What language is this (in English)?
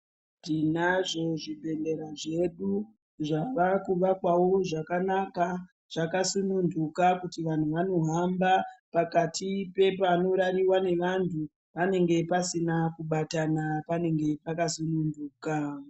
Ndau